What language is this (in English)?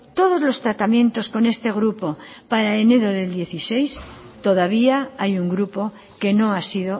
Spanish